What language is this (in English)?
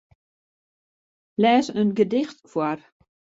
Western Frisian